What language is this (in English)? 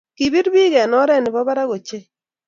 Kalenjin